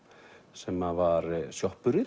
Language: Icelandic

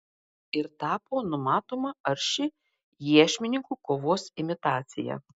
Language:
Lithuanian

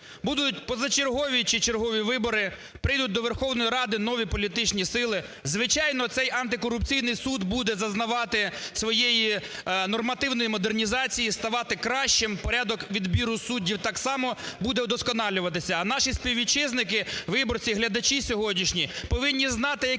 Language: Ukrainian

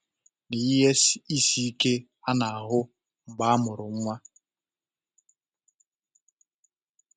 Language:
Igbo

